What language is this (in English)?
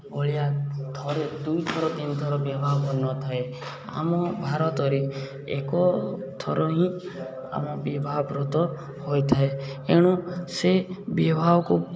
Odia